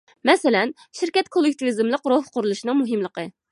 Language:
Uyghur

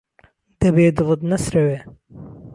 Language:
Central Kurdish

